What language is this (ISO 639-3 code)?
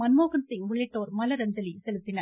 tam